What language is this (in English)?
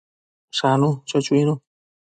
Matsés